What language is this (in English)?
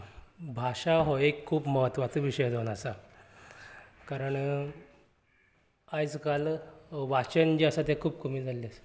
Konkani